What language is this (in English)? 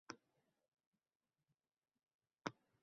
Uzbek